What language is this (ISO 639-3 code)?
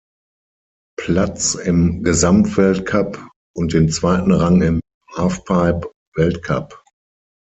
deu